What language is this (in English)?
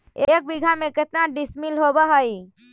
Magahi